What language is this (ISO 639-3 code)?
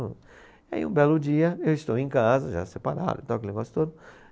por